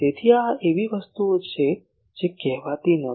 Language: Gujarati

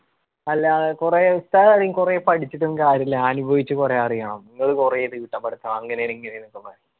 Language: Malayalam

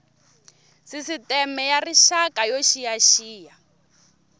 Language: Tsonga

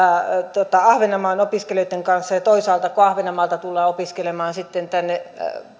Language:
Finnish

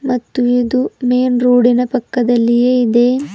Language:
Kannada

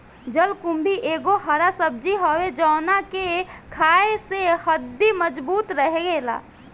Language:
Bhojpuri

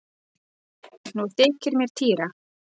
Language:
Icelandic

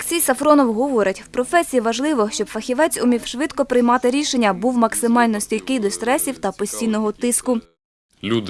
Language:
Ukrainian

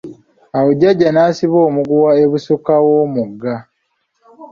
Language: Ganda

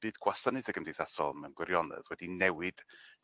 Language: Welsh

